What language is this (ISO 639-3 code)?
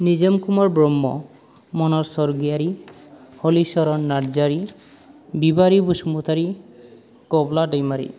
brx